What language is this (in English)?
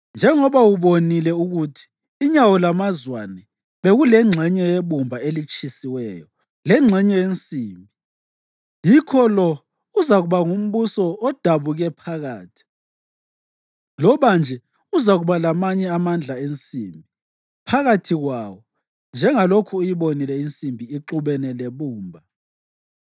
North Ndebele